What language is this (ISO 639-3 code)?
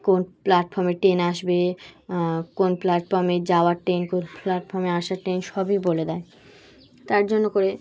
ben